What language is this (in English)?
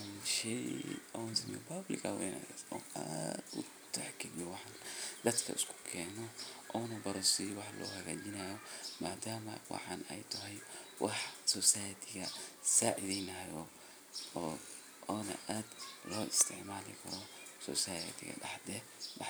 Somali